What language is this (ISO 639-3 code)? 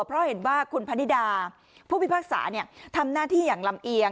tha